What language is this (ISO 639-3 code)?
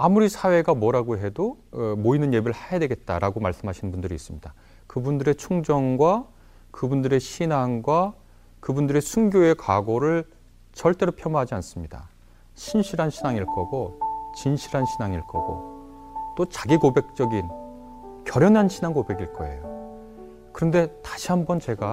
kor